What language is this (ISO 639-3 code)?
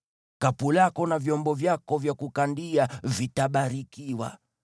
swa